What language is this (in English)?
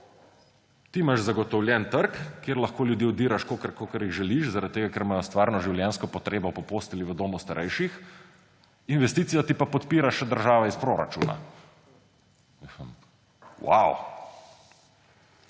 Slovenian